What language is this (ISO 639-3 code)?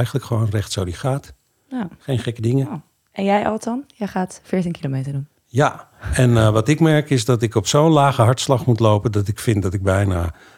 nld